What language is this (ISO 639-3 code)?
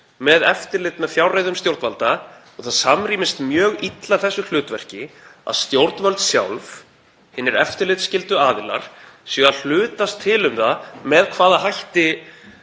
isl